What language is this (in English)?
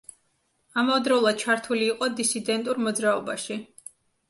Georgian